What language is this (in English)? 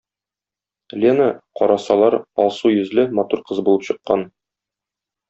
Tatar